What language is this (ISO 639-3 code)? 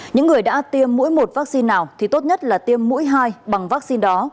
vie